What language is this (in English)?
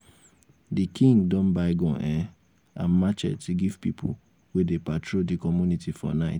Nigerian Pidgin